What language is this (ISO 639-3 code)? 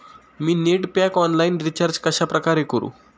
mar